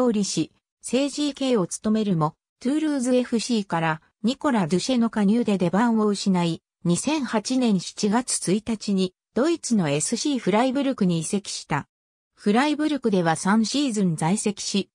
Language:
Japanese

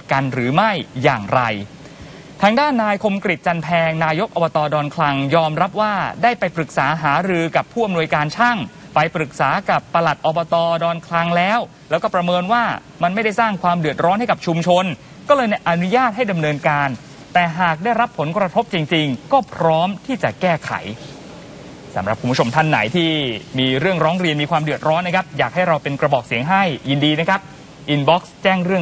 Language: Thai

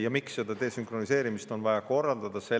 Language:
Estonian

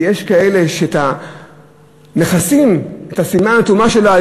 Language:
Hebrew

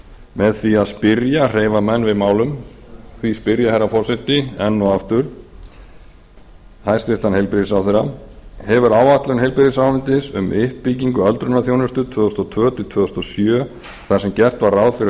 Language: Icelandic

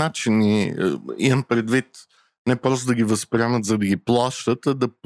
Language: Bulgarian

